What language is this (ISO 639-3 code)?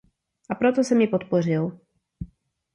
ces